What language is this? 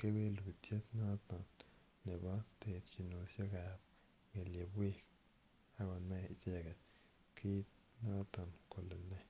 Kalenjin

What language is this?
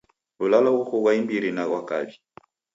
Taita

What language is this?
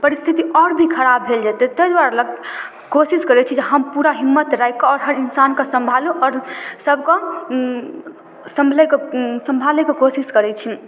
Maithili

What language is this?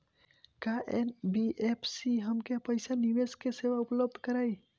Bhojpuri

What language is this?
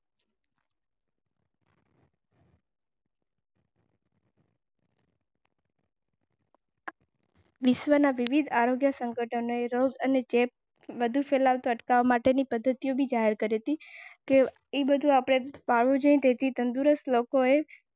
Gujarati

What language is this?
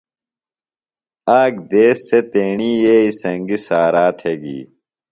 Phalura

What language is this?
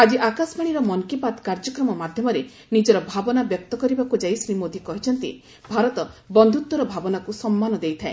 Odia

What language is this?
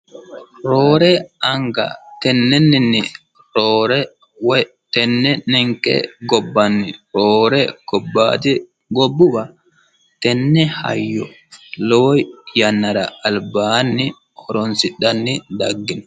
Sidamo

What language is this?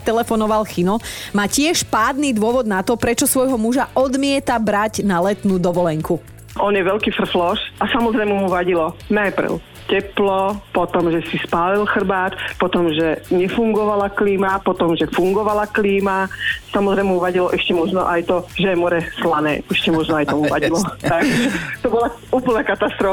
Slovak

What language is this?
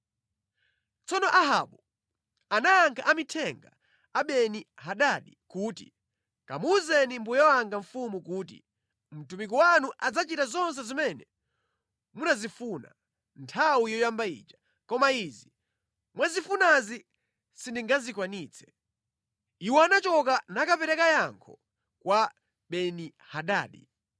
Nyanja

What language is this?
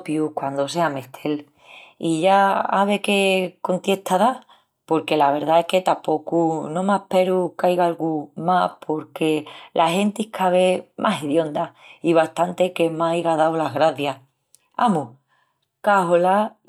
Extremaduran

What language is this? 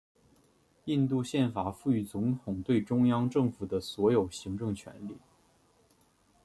Chinese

